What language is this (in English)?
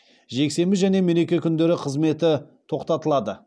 Kazakh